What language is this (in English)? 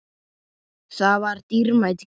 Icelandic